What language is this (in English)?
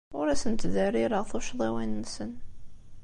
Kabyle